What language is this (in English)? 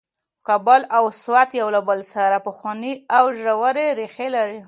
Pashto